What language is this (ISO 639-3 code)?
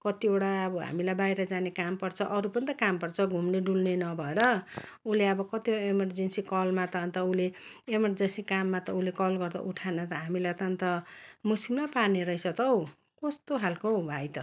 nep